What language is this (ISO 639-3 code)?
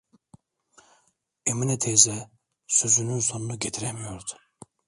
tur